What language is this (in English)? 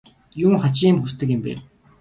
Mongolian